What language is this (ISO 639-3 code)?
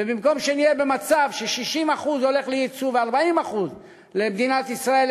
heb